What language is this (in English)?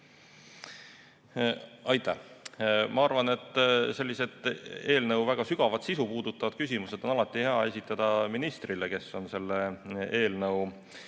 Estonian